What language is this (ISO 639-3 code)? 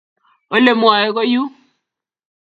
kln